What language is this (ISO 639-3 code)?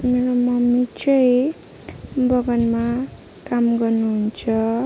nep